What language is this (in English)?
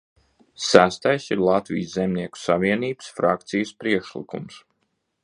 Latvian